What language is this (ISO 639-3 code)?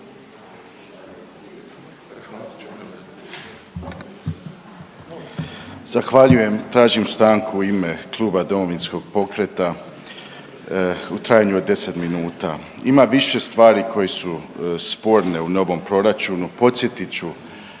hrv